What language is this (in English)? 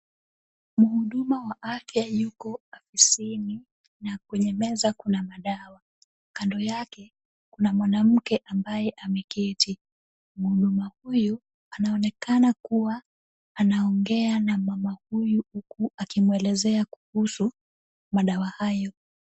Swahili